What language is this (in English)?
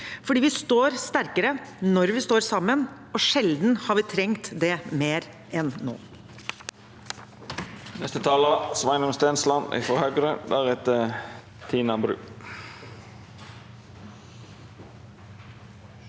Norwegian